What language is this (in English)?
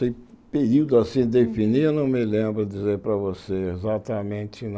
Portuguese